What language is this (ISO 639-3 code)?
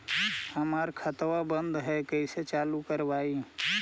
mag